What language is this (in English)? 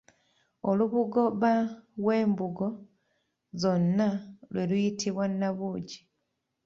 Ganda